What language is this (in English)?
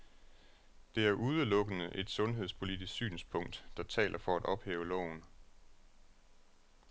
Danish